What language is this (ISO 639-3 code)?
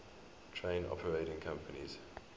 eng